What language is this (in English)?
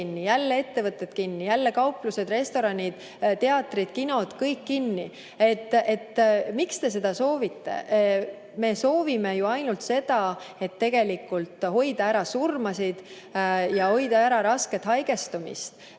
Estonian